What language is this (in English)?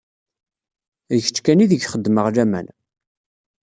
Kabyle